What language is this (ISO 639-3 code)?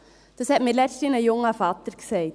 gsw